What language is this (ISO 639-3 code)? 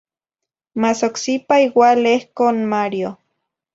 nhi